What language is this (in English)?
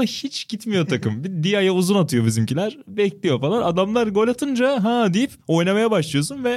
Turkish